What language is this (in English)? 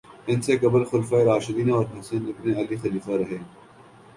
Urdu